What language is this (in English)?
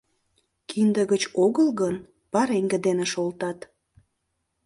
Mari